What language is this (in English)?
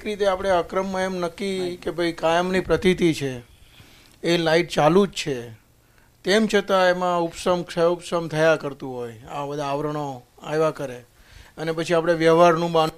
Gujarati